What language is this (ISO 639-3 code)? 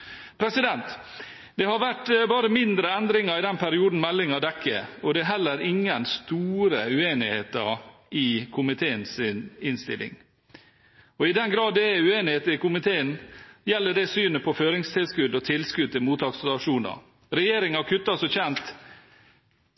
nob